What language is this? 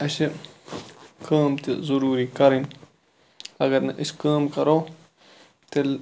Kashmiri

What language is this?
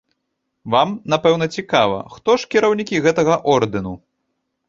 Belarusian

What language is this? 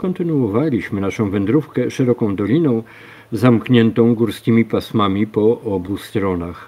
Polish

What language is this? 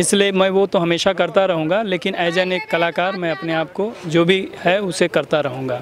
Hindi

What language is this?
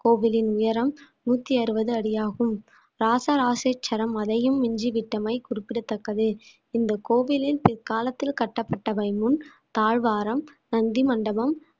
Tamil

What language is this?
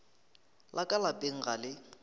Northern Sotho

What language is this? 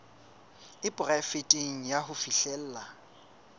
Southern Sotho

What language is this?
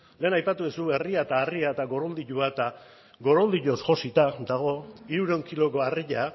Basque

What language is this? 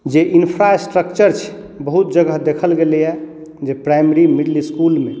Maithili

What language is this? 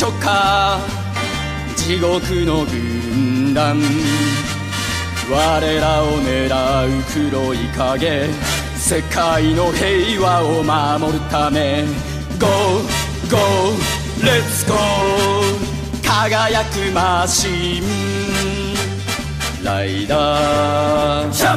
Japanese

